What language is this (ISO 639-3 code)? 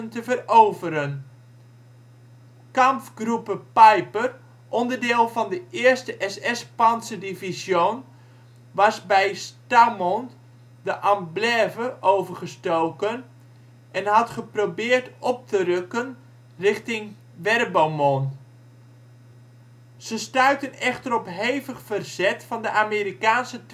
nld